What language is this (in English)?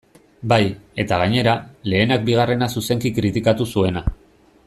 Basque